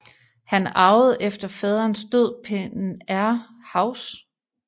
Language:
Danish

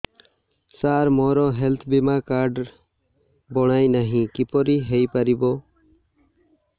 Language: Odia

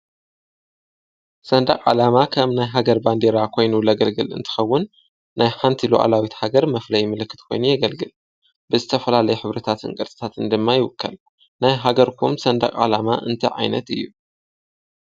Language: Tigrinya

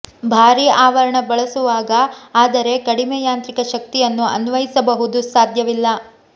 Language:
Kannada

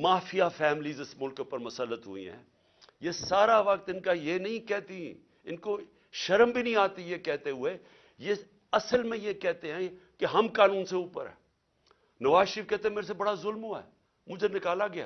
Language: Urdu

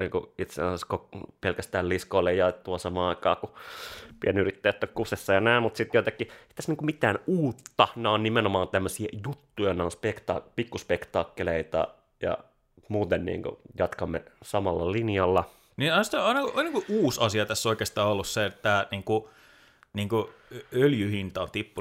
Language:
Finnish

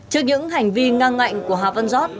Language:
Vietnamese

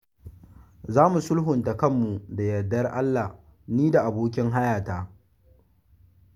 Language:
Hausa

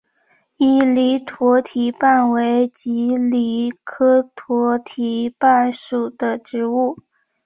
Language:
Chinese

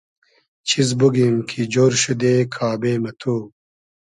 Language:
Hazaragi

